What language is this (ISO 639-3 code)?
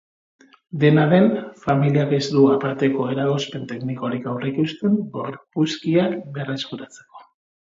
eus